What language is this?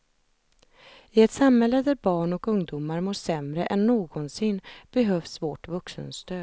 Swedish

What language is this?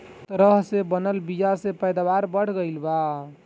Bhojpuri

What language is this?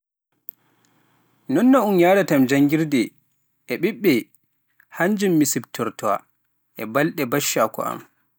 Pular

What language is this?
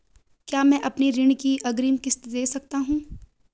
Hindi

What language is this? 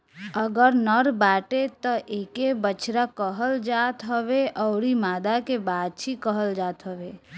Bhojpuri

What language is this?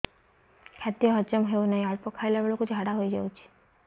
Odia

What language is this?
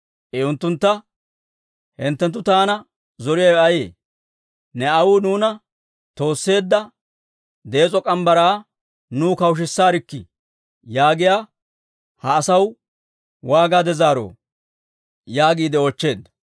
Dawro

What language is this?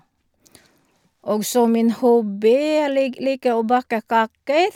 Norwegian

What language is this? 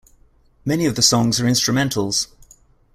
English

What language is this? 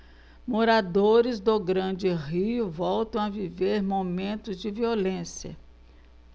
Portuguese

